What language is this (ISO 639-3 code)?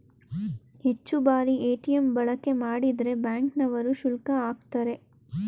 kan